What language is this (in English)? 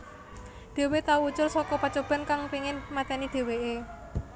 Javanese